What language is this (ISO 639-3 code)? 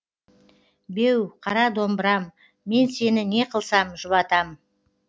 kaz